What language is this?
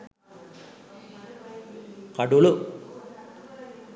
Sinhala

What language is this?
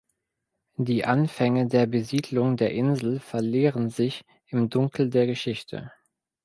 German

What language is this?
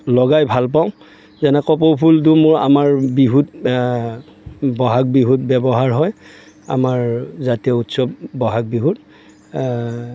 Assamese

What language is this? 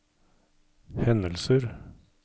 Norwegian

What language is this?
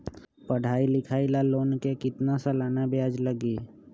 Magahi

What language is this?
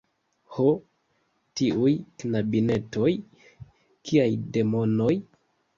Esperanto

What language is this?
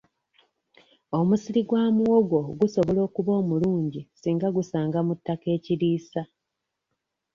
Ganda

